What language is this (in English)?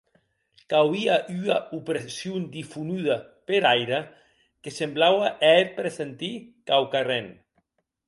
Occitan